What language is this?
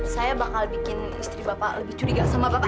Indonesian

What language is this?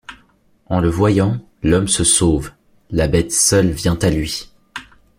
French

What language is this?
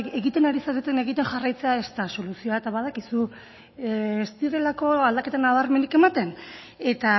Basque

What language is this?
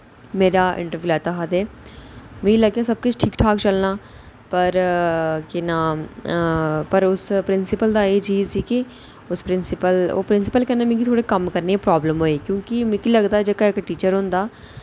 Dogri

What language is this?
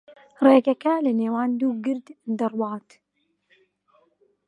Central Kurdish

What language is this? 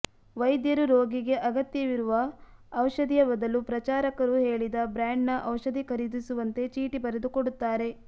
Kannada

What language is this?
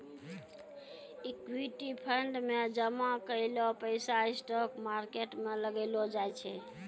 Maithili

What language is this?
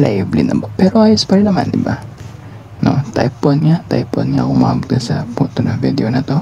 Filipino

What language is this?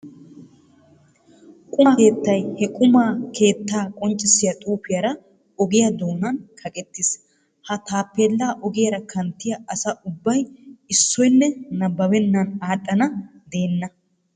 Wolaytta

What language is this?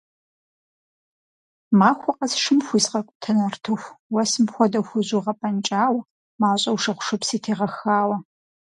Kabardian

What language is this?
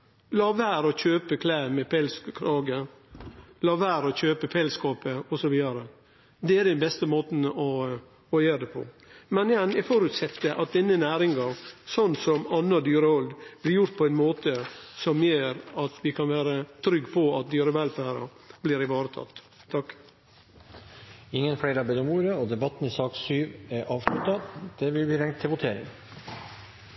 Norwegian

